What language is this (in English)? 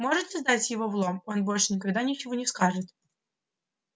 Russian